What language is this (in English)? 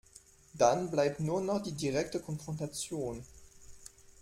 German